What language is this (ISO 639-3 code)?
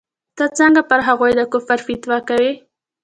pus